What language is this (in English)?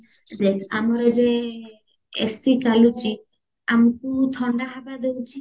Odia